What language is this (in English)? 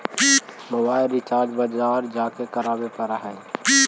Magahi